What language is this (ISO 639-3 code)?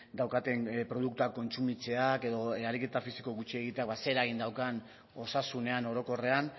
eus